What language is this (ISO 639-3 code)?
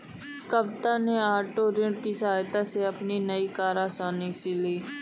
hin